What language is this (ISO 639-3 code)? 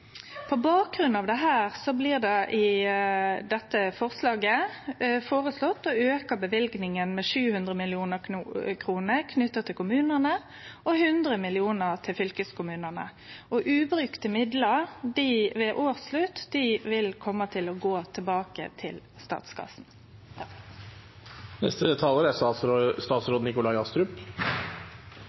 nno